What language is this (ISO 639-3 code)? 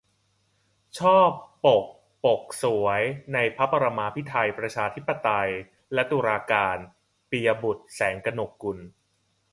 tha